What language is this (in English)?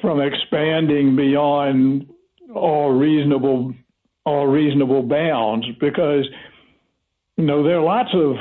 English